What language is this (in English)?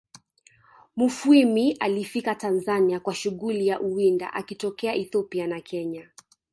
Swahili